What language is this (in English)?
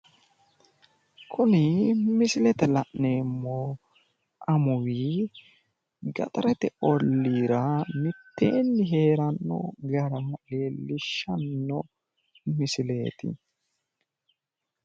Sidamo